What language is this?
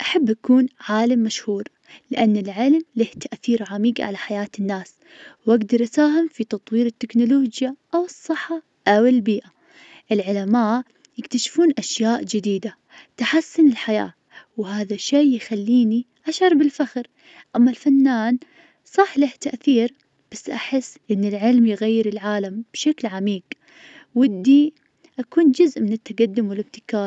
Najdi Arabic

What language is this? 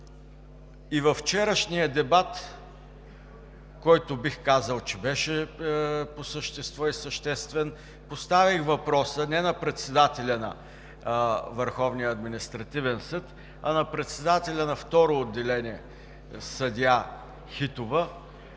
Bulgarian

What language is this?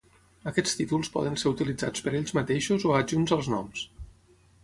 Catalan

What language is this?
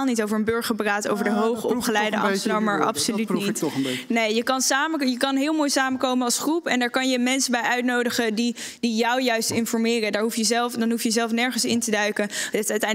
Dutch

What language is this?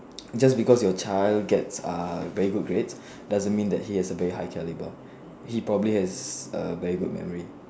English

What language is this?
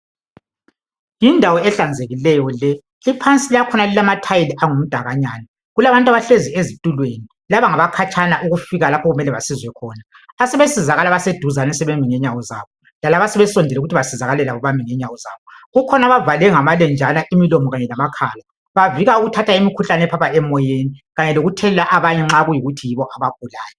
North Ndebele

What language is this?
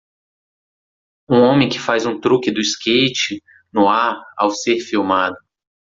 Portuguese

